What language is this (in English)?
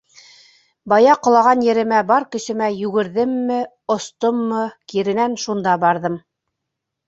Bashkir